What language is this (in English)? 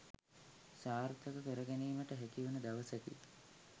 Sinhala